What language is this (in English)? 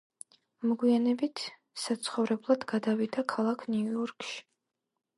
Georgian